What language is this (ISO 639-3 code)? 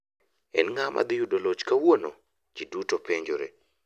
luo